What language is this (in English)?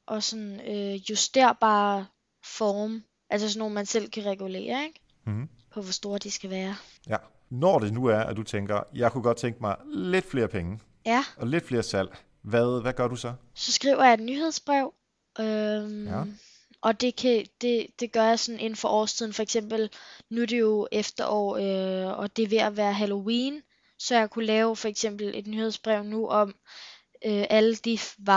Danish